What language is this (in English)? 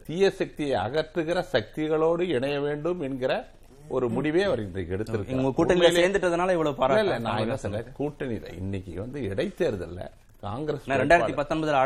Tamil